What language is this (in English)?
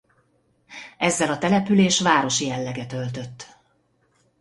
Hungarian